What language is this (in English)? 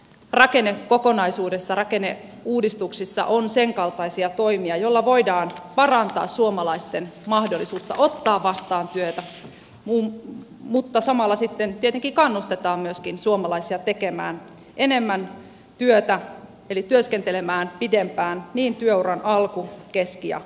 Finnish